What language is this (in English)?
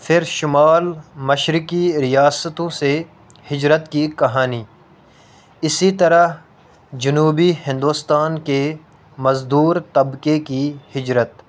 Urdu